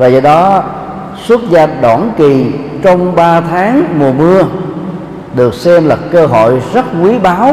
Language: Vietnamese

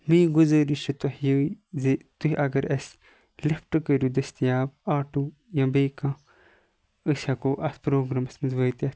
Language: Kashmiri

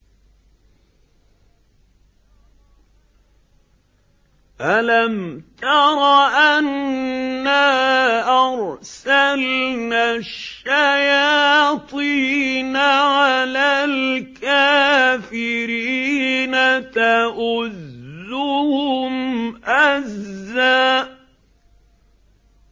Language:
Arabic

